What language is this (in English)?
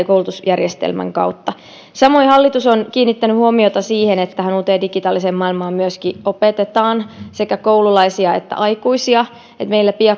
Finnish